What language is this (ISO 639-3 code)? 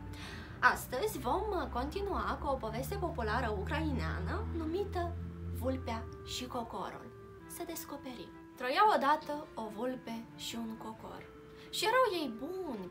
ron